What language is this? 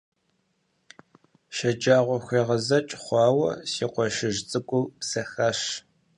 Kabardian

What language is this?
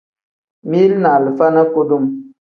Tem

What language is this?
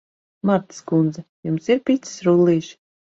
Latvian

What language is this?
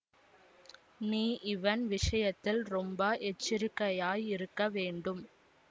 Tamil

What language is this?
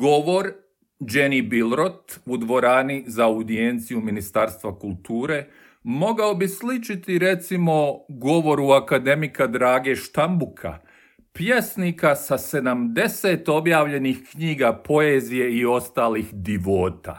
Croatian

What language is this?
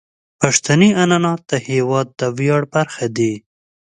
Pashto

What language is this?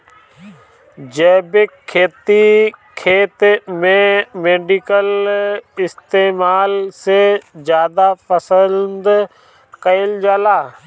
Bhojpuri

